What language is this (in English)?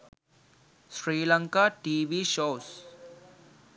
Sinhala